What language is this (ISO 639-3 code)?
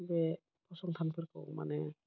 brx